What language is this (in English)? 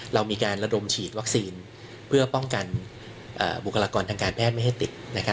Thai